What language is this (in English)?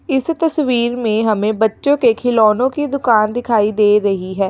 Hindi